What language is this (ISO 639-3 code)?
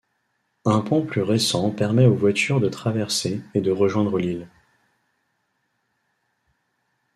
fra